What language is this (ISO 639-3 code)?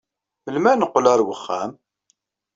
kab